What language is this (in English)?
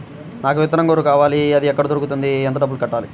Telugu